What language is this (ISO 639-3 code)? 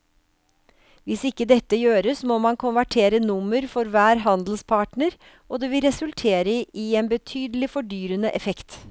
nor